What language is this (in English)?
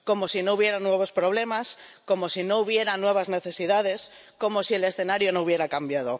Spanish